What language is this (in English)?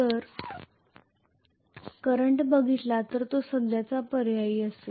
Marathi